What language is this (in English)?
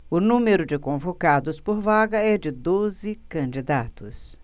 Portuguese